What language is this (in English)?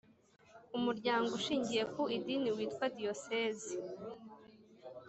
Kinyarwanda